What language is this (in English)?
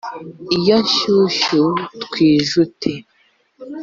Kinyarwanda